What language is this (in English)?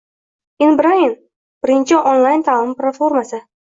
Uzbek